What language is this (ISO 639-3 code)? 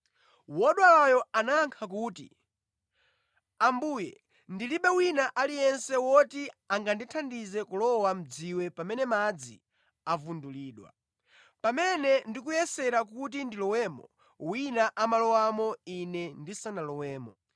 nya